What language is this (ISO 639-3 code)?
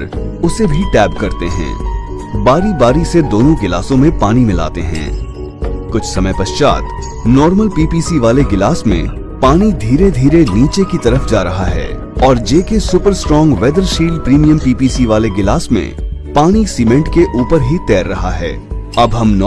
hin